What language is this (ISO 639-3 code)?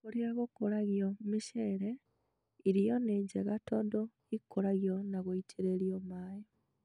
kik